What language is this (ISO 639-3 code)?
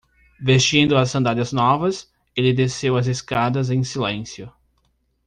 por